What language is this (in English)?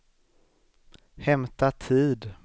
Swedish